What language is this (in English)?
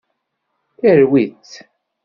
Kabyle